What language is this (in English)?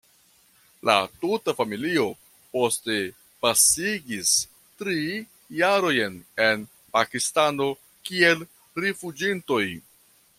Esperanto